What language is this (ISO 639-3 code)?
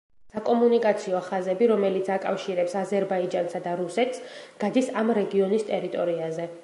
kat